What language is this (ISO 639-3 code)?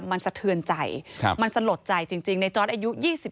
tha